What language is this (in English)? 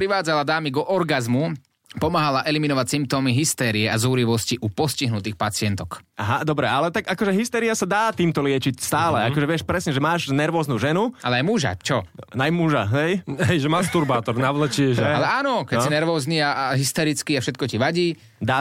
Slovak